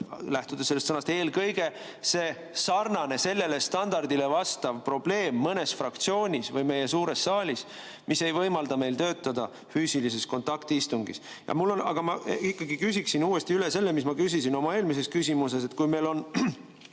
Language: Estonian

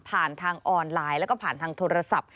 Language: Thai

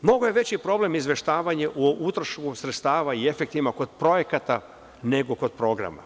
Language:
Serbian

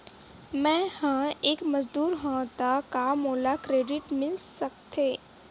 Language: Chhattisgarhi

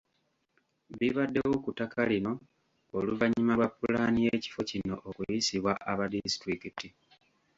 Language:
Ganda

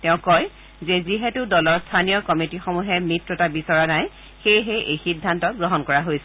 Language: Assamese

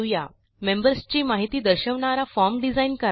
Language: Marathi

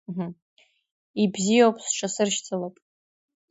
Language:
Abkhazian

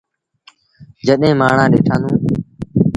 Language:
Sindhi Bhil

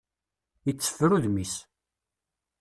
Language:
Kabyle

